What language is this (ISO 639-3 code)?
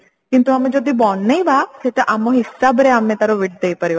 ori